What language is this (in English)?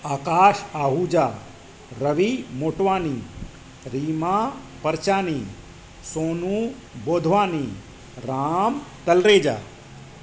Sindhi